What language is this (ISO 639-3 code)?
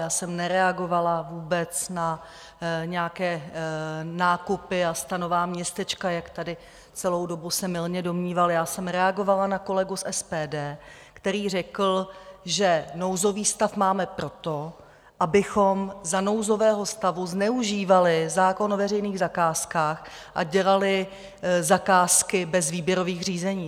ces